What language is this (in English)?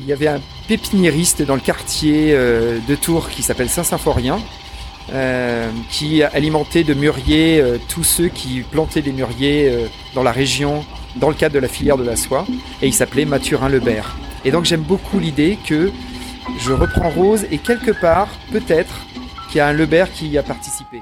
French